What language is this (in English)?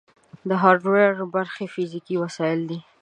Pashto